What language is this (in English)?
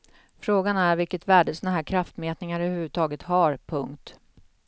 Swedish